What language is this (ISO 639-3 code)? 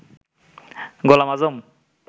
ben